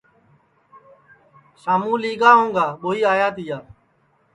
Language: Sansi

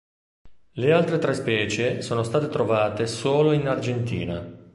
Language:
Italian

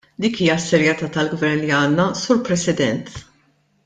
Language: Maltese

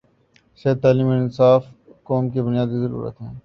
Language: Urdu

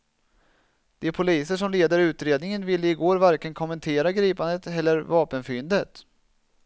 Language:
Swedish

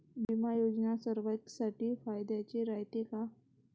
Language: Marathi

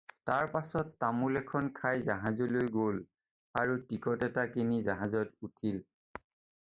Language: Assamese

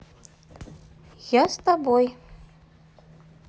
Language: Russian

